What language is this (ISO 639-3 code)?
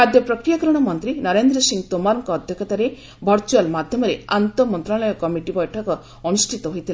ori